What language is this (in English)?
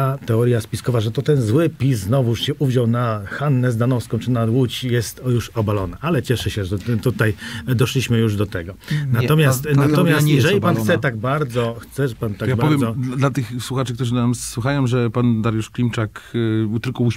Polish